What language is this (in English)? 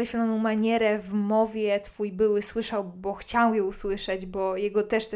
Polish